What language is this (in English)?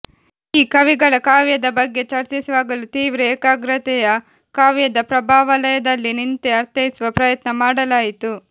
Kannada